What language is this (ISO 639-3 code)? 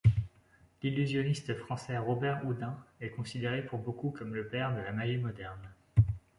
fra